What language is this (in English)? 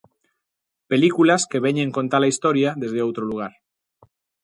Galician